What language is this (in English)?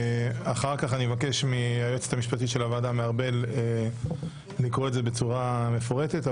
Hebrew